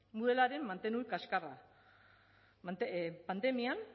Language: Basque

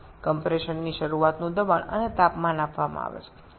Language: Bangla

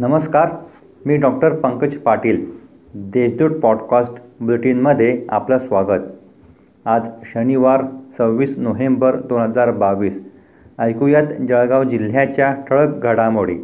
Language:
Marathi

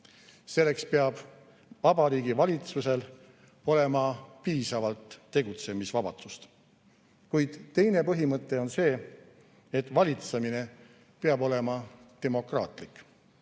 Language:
Estonian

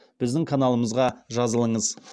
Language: Kazakh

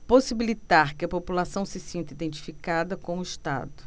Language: Portuguese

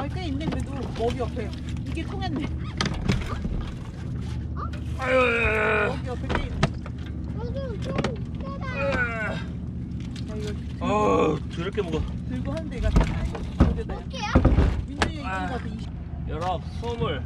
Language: Korean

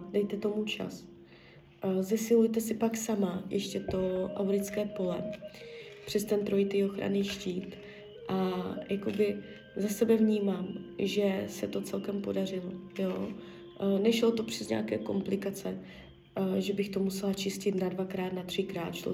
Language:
Czech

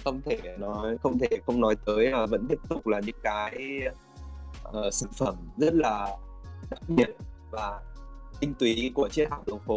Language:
Vietnamese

